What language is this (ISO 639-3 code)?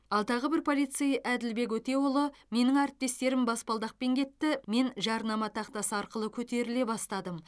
kaz